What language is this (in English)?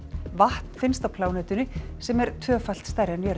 Icelandic